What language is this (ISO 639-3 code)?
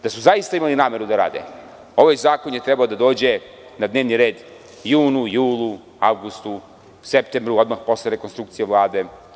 srp